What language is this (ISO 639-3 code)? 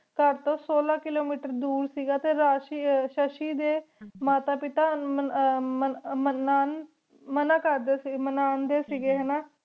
pan